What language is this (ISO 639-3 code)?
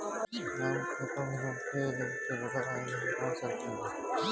bho